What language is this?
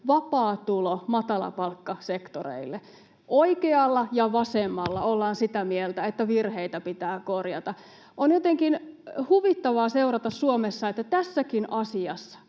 Finnish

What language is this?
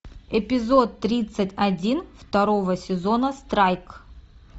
Russian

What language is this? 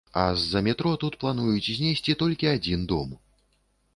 Belarusian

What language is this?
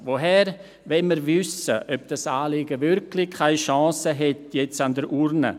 Swiss German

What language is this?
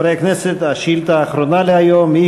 Hebrew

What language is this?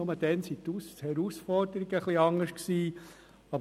Swiss German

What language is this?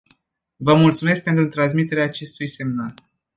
Romanian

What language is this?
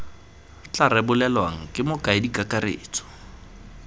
Tswana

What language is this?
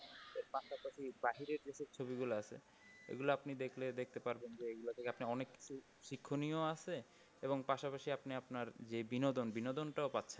Bangla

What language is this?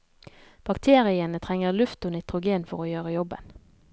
Norwegian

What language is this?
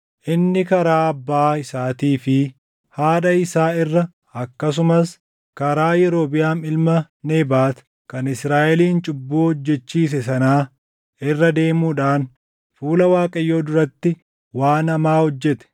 Oromo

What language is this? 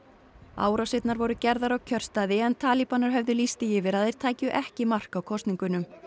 Icelandic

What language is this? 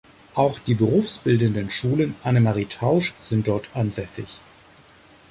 German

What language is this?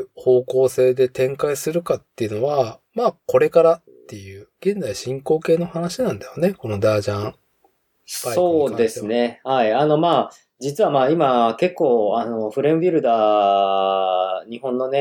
Japanese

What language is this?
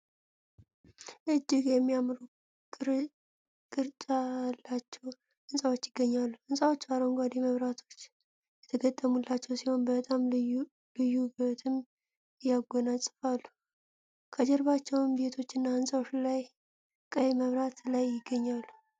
Amharic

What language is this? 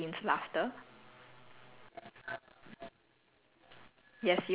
English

